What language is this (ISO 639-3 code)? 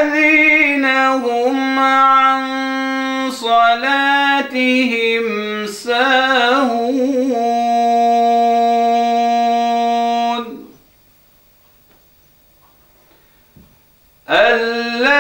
ara